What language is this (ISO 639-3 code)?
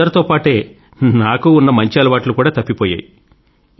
tel